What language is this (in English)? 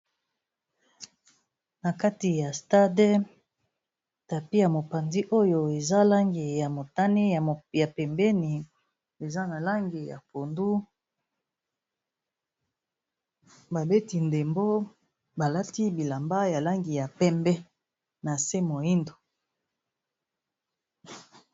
Lingala